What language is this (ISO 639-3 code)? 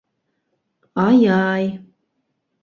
bak